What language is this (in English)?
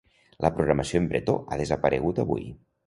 Catalan